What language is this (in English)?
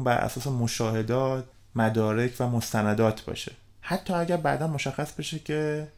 Persian